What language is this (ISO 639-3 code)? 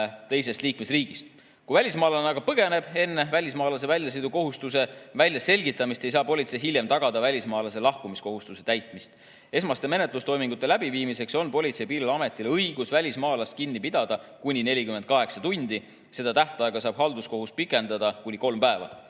est